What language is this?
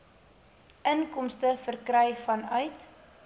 Afrikaans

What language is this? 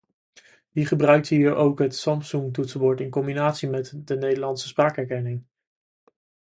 Dutch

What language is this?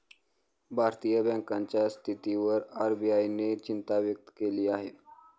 Marathi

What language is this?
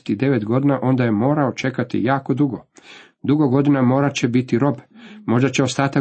Croatian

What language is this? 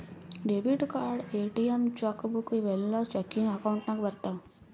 Kannada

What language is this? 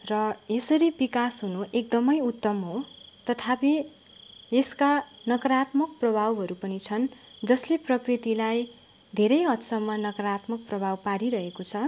Nepali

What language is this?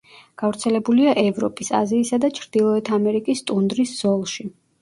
Georgian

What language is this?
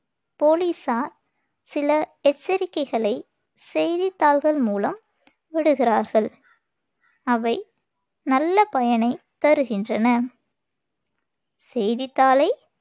Tamil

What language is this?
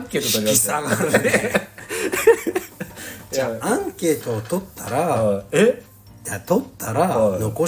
Japanese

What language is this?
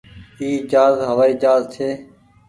Goaria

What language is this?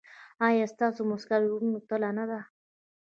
Pashto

